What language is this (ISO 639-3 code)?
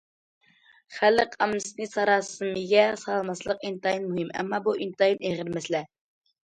uig